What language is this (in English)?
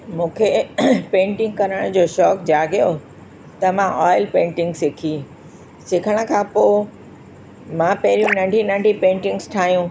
Sindhi